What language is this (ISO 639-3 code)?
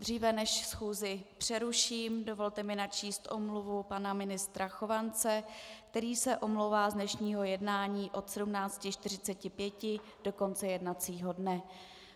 ces